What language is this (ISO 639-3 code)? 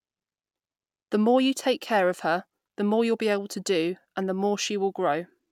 eng